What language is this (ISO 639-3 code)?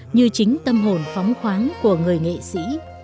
vie